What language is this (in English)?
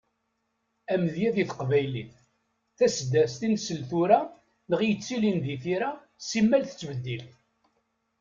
Kabyle